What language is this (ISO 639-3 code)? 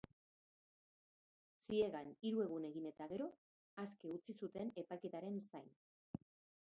eus